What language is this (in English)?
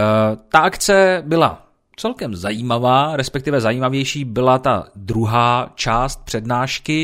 Czech